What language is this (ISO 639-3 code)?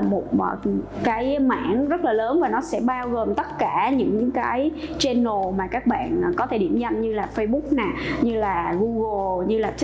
vie